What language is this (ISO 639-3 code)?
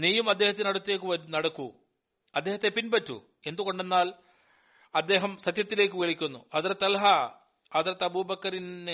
mal